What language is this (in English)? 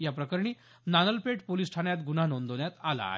Marathi